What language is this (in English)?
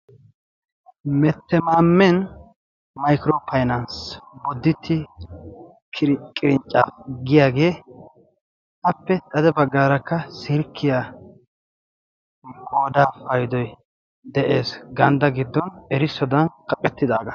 Wolaytta